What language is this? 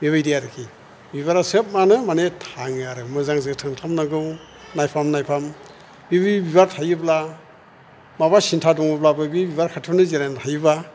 Bodo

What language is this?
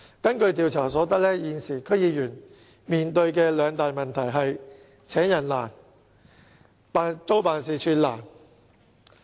Cantonese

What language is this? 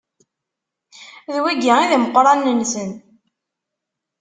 Kabyle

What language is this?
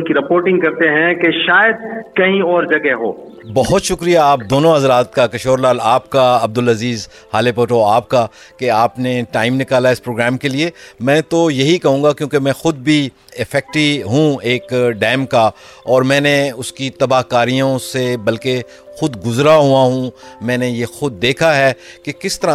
Urdu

